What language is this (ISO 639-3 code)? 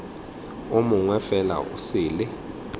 tsn